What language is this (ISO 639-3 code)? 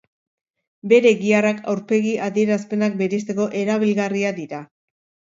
eus